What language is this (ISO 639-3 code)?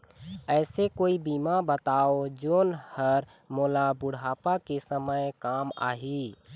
hne